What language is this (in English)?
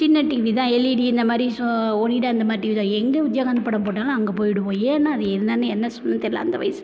Tamil